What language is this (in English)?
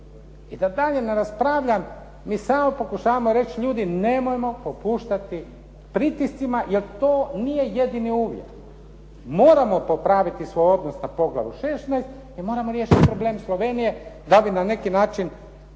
Croatian